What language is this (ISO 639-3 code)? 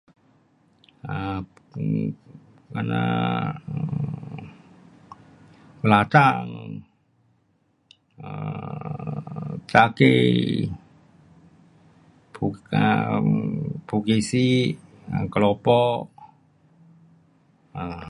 cpx